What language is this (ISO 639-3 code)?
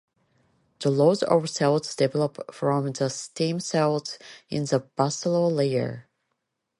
eng